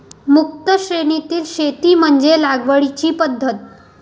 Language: Marathi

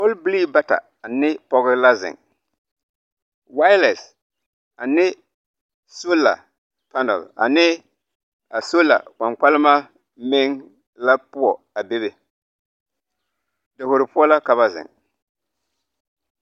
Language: Southern Dagaare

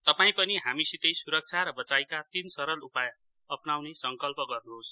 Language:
Nepali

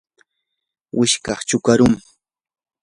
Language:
Yanahuanca Pasco Quechua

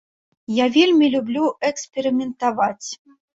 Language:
Belarusian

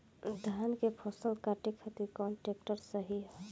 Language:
Bhojpuri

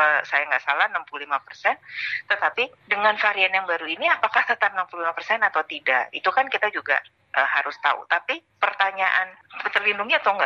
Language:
Indonesian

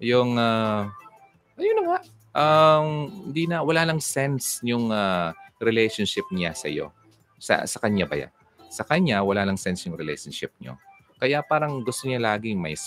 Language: Filipino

